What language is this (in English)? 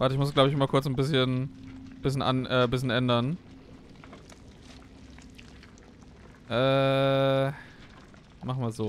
German